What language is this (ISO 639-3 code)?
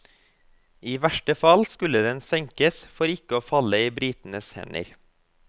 nor